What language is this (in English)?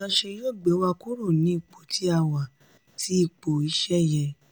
Yoruba